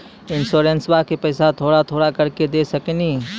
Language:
Maithili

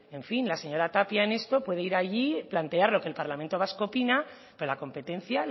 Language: Spanish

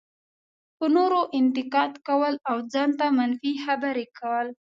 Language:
Pashto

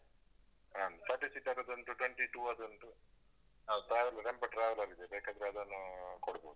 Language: Kannada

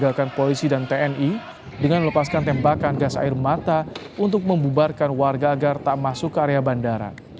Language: Indonesian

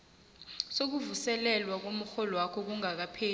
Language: South Ndebele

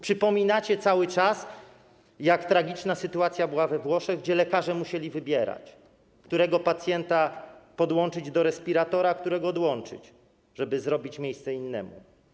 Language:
Polish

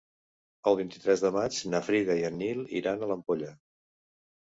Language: Catalan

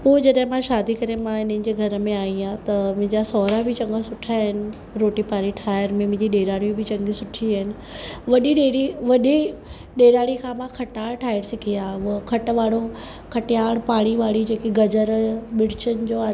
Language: Sindhi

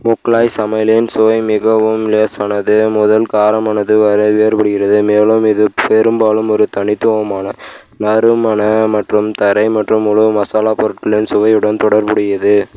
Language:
Tamil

